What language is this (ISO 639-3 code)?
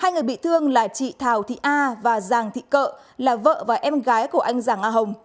vie